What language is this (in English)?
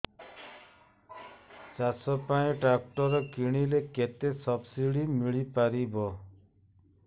Odia